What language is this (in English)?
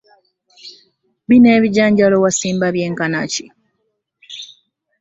Ganda